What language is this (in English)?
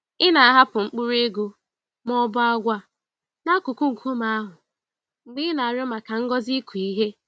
Igbo